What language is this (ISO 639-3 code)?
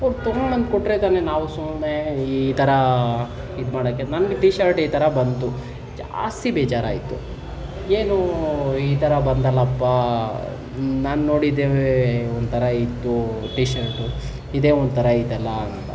kan